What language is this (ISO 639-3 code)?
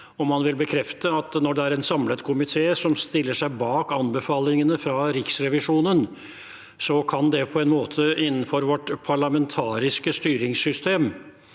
nor